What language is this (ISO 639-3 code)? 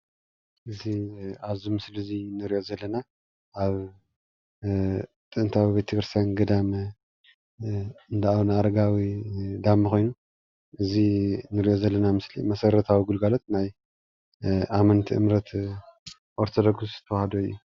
tir